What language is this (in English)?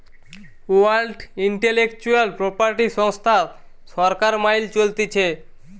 Bangla